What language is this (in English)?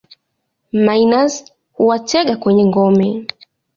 Swahili